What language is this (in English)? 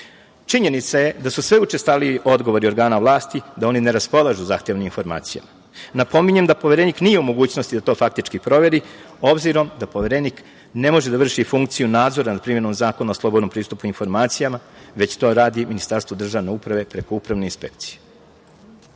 Serbian